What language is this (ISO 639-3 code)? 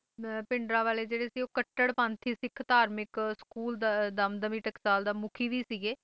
pan